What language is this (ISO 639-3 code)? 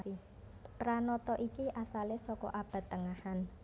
jav